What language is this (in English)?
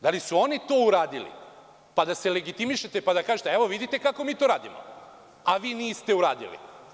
Serbian